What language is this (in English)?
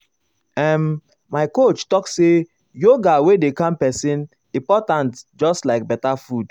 Nigerian Pidgin